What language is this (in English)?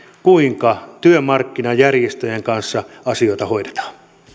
Finnish